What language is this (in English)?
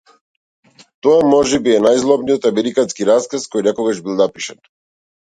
Macedonian